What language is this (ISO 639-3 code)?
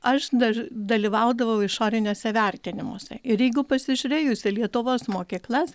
lit